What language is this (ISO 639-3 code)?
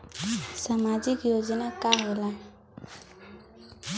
bho